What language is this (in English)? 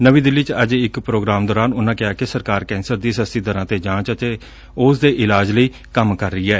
Punjabi